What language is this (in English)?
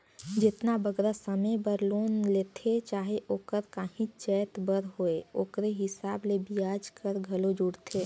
Chhattisgarhi